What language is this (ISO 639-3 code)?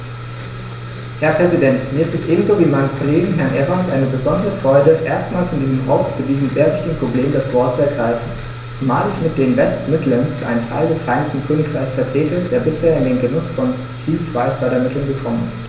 deu